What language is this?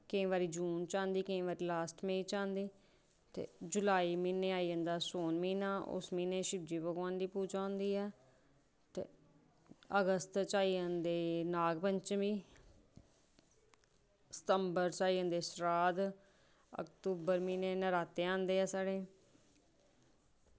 Dogri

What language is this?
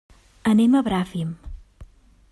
Catalan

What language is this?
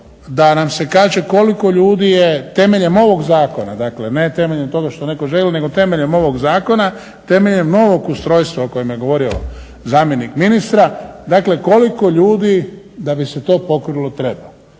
Croatian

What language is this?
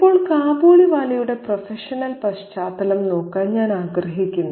Malayalam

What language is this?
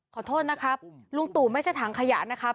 Thai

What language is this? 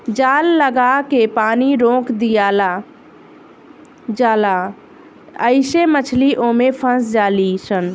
Bhojpuri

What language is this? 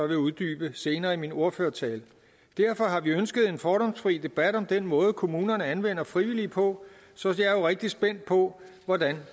Danish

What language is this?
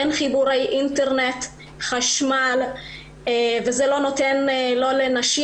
Hebrew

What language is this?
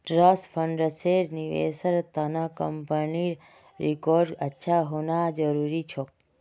Magahi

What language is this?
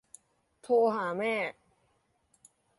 Thai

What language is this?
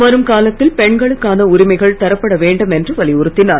Tamil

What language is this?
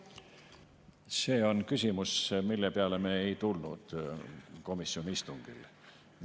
Estonian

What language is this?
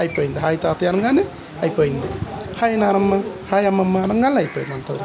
Telugu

